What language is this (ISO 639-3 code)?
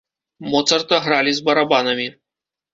bel